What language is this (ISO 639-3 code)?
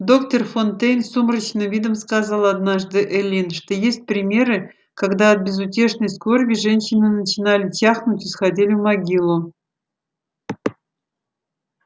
rus